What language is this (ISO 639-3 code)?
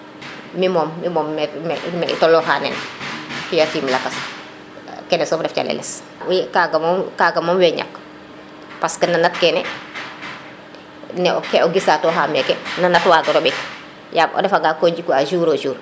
srr